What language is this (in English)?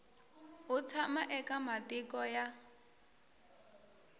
Tsonga